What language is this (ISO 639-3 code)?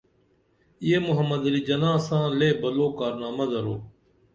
dml